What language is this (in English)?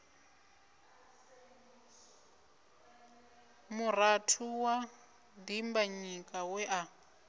Venda